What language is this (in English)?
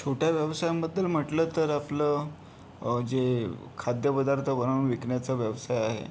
Marathi